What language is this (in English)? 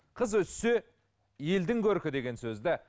Kazakh